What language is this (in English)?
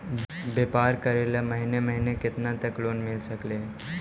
Magahi